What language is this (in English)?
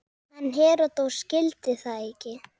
Icelandic